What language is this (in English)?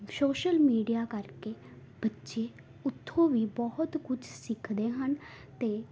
Punjabi